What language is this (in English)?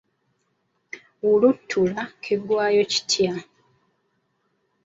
Ganda